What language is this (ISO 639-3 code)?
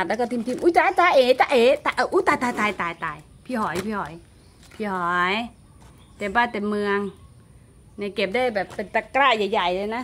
tha